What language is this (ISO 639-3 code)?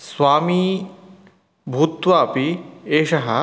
san